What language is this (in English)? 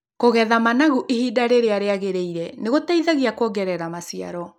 Kikuyu